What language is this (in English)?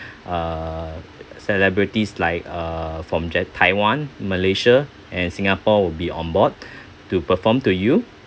English